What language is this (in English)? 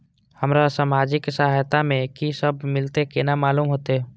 Maithili